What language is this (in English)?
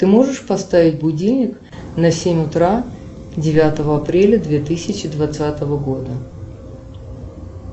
Russian